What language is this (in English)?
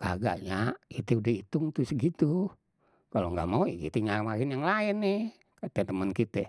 Betawi